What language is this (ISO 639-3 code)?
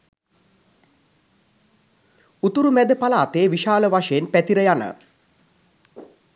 sin